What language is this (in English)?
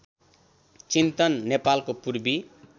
Nepali